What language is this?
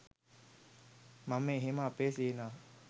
Sinhala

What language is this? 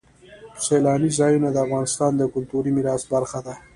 Pashto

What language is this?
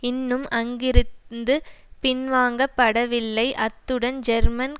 Tamil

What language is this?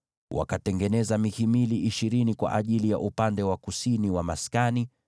Swahili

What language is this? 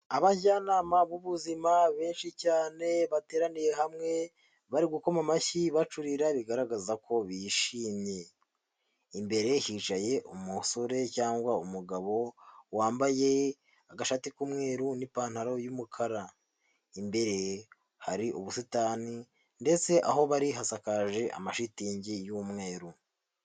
Kinyarwanda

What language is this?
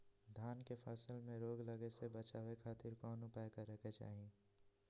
Magahi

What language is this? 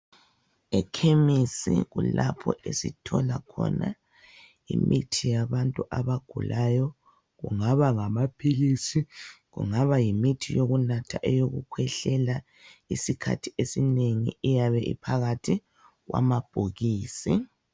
North Ndebele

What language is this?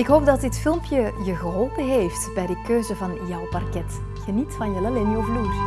Dutch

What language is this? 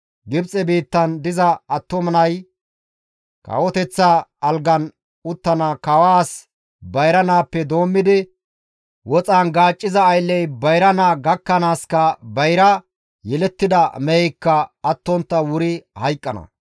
Gamo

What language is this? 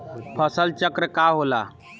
Bhojpuri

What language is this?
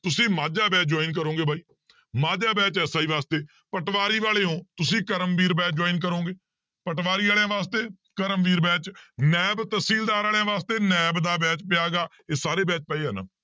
Punjabi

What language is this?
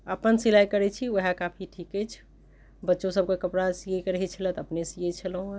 Maithili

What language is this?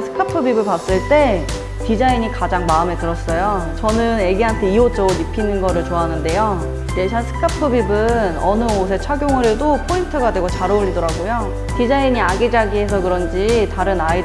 Korean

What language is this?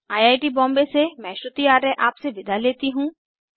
Hindi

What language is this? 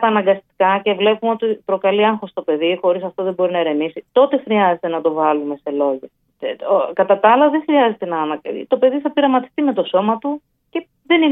Greek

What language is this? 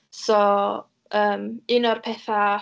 Welsh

